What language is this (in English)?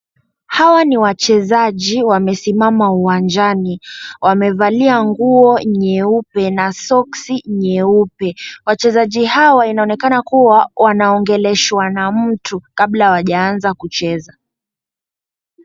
Swahili